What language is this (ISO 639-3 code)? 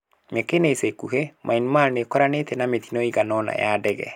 kik